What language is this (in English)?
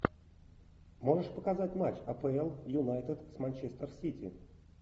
Russian